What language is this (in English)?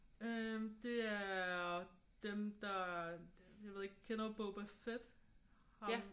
Danish